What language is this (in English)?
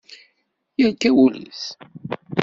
Kabyle